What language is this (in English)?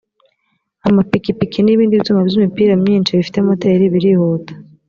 Kinyarwanda